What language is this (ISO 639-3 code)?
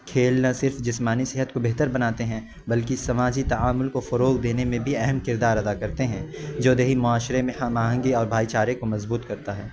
urd